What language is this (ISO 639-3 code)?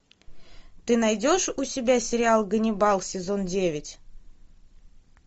rus